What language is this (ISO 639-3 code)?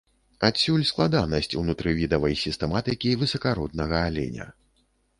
bel